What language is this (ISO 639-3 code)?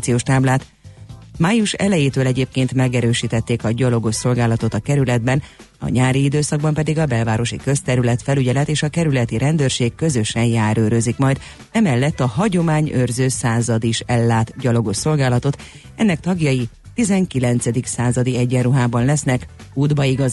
hun